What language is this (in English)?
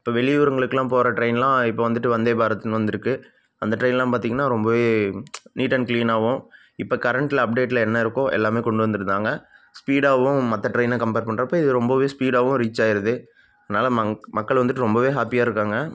Tamil